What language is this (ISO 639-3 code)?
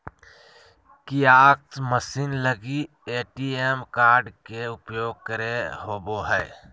mag